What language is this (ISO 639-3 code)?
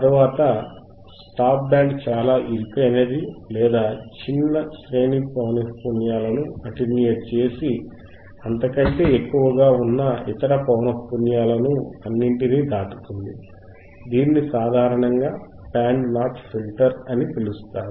tel